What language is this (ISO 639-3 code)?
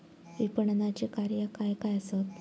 mar